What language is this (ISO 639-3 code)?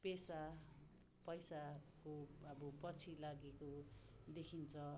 nep